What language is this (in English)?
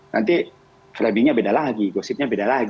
Indonesian